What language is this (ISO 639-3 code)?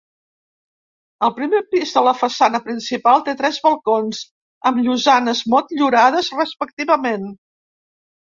cat